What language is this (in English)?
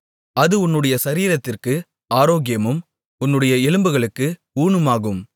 Tamil